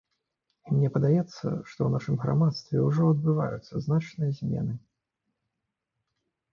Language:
Belarusian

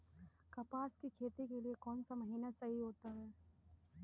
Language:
Hindi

